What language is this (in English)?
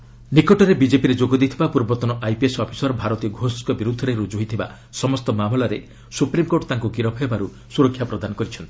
Odia